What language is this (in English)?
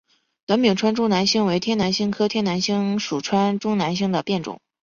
Chinese